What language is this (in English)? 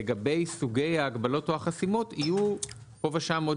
Hebrew